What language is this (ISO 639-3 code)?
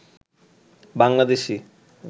ben